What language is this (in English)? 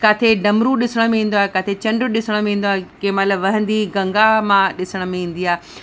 Sindhi